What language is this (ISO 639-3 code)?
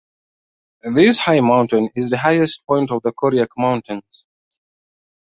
eng